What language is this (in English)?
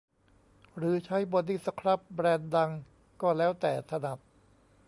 Thai